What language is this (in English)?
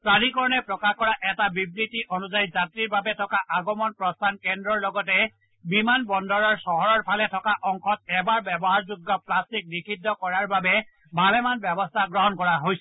Assamese